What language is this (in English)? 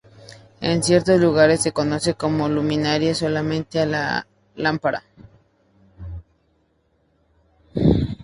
Spanish